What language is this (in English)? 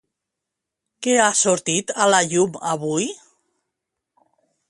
Catalan